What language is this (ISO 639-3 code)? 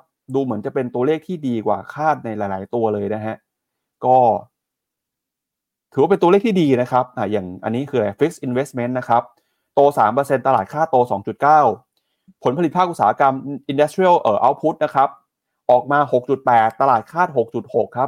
tha